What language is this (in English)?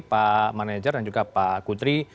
Indonesian